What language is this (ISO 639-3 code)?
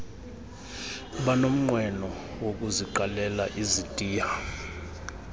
xho